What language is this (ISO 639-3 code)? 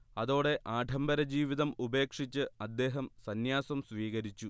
mal